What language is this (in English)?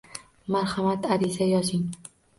Uzbek